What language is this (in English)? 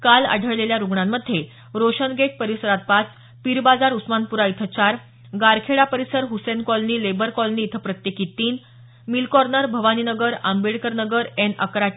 Marathi